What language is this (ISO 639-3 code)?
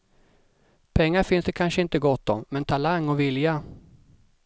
swe